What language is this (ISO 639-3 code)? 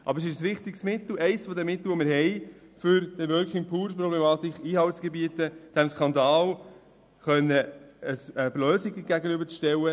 gsw